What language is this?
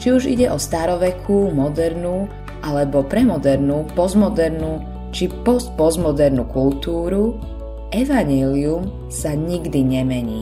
Slovak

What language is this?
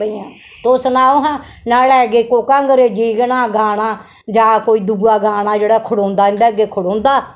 Dogri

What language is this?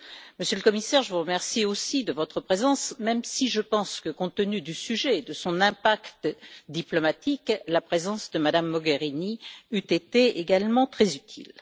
French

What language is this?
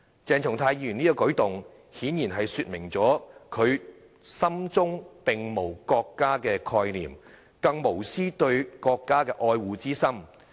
Cantonese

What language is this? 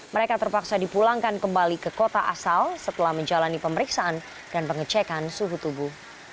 Indonesian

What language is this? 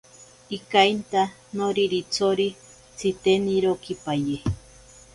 Ashéninka Perené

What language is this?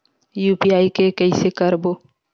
Chhattisgarhi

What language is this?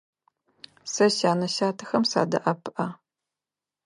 Adyghe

